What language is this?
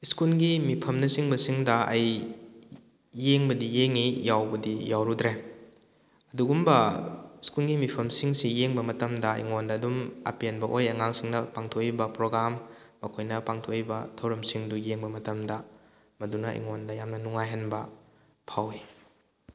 Manipuri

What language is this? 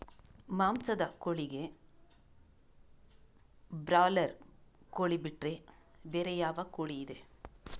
Kannada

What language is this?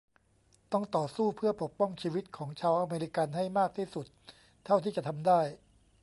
Thai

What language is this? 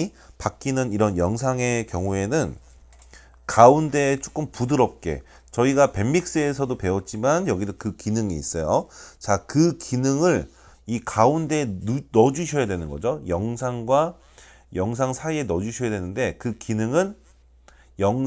Korean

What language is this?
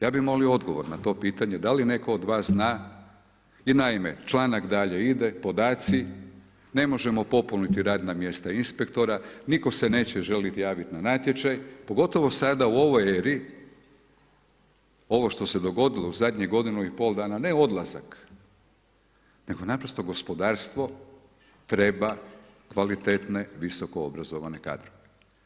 Croatian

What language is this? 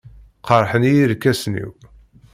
Kabyle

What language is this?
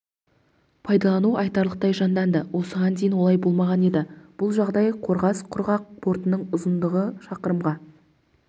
Kazakh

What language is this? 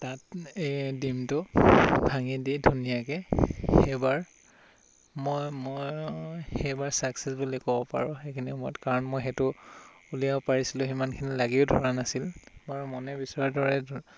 Assamese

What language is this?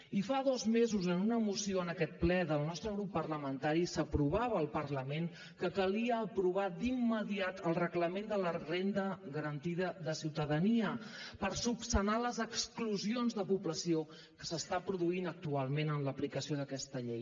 Catalan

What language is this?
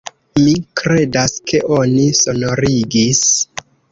Esperanto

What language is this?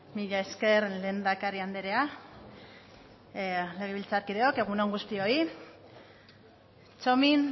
Basque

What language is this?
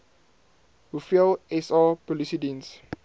Afrikaans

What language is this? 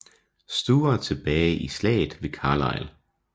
Danish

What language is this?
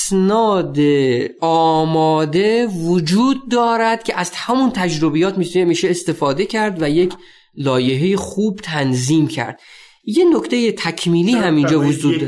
Persian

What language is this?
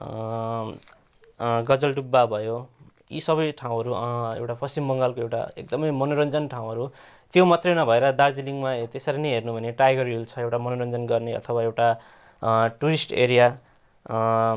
Nepali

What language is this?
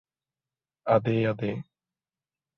Malayalam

